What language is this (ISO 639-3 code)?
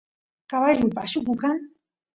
qus